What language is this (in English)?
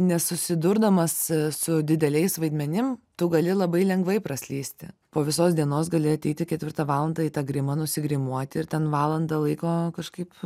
Lithuanian